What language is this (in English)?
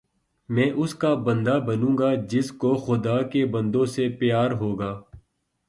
Urdu